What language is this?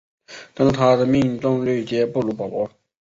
Chinese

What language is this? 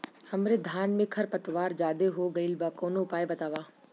Bhojpuri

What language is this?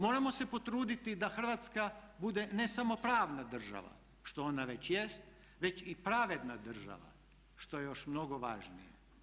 Croatian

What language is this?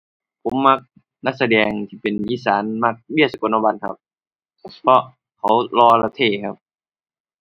Thai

